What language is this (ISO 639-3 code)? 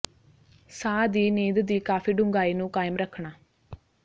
pan